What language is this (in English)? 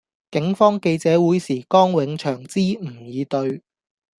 Cantonese